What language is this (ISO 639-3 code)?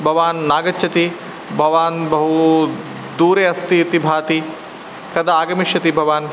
san